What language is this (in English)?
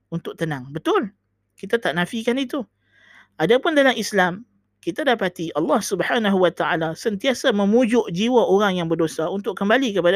Malay